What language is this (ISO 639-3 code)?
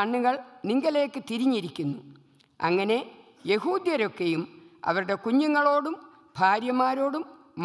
ara